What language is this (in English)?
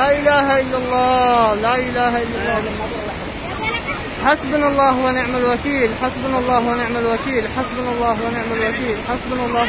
Arabic